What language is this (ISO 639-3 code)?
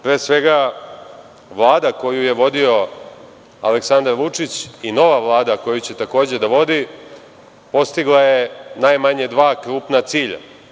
srp